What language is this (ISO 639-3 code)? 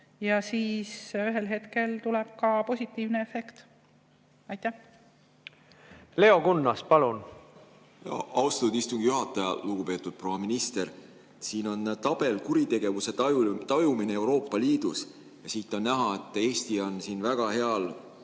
est